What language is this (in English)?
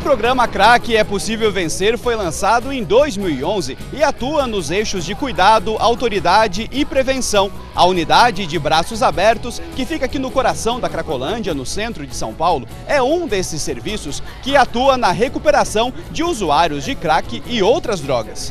Portuguese